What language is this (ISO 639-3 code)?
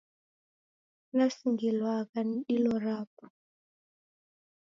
dav